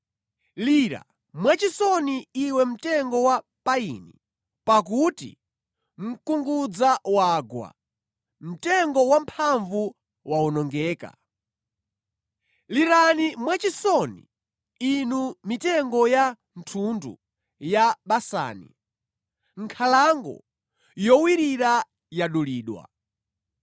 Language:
Nyanja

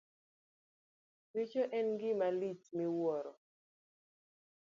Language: Luo (Kenya and Tanzania)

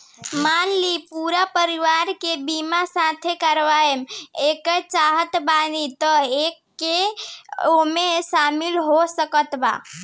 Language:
Bhojpuri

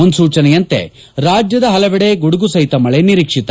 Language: Kannada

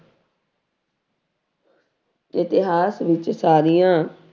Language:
Punjabi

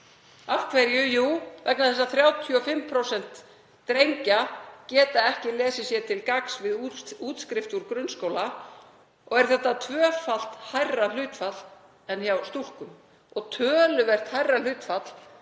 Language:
Icelandic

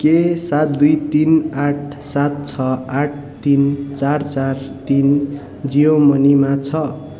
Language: Nepali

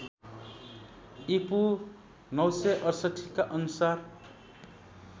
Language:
Nepali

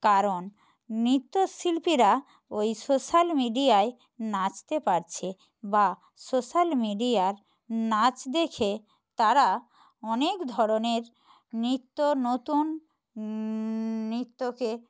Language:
Bangla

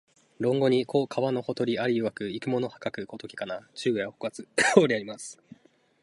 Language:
Japanese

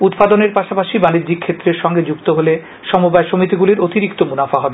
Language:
Bangla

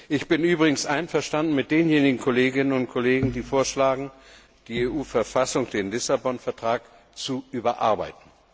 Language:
German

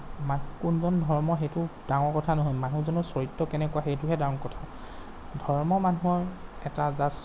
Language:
Assamese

